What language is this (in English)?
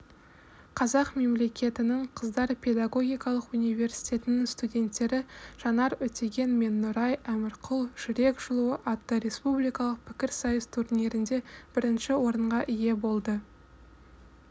Kazakh